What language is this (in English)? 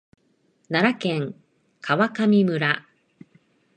Japanese